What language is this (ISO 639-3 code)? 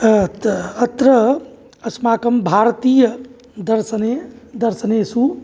san